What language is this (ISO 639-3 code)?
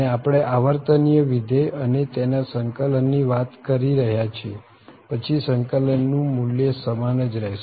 guj